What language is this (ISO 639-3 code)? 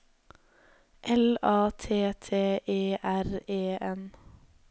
nor